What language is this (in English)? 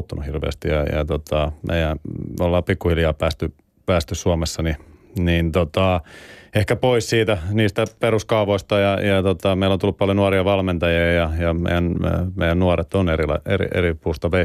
Finnish